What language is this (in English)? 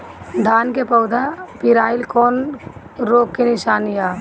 Bhojpuri